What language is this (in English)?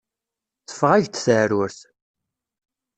Kabyle